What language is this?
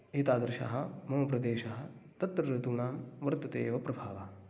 Sanskrit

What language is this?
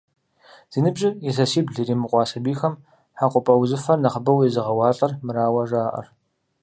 Kabardian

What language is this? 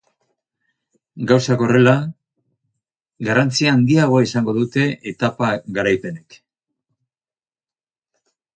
Basque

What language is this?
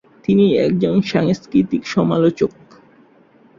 Bangla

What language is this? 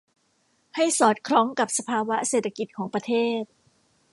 Thai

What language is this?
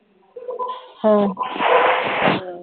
Punjabi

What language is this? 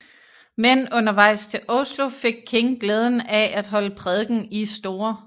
Danish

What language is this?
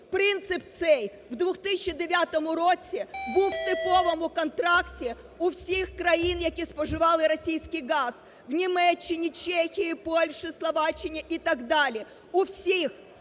Ukrainian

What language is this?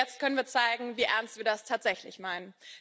German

